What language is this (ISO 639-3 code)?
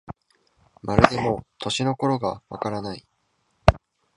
jpn